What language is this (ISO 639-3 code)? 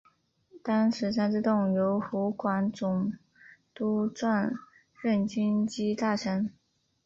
zho